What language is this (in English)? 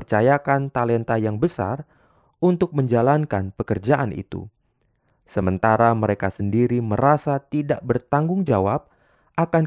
Indonesian